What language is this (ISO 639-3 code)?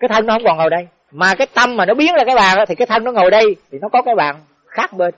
vie